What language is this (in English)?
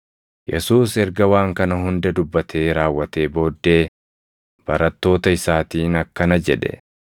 Oromo